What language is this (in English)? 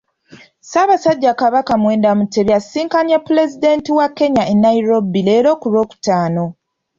Ganda